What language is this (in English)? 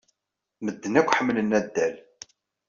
Kabyle